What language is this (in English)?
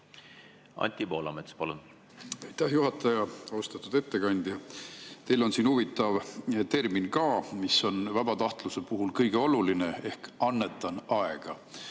Estonian